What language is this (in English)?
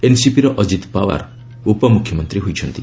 Odia